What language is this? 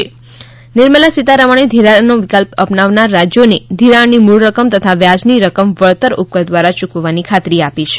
Gujarati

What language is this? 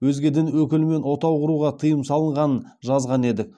Kazakh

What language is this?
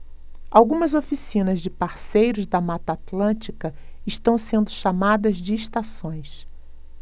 Portuguese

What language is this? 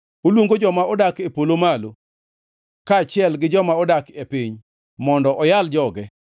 Luo (Kenya and Tanzania)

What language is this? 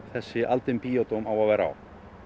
Icelandic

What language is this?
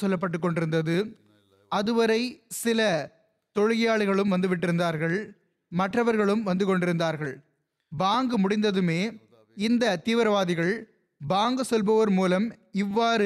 Tamil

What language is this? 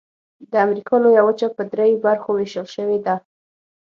Pashto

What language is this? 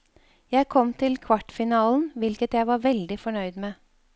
Norwegian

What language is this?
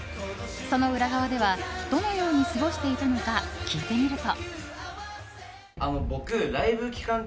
Japanese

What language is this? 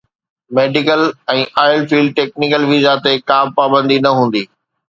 Sindhi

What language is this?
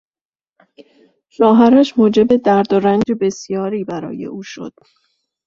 Persian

